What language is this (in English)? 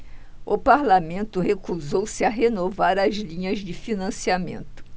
Portuguese